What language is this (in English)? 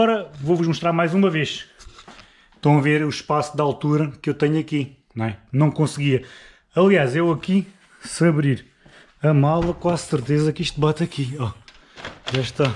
Portuguese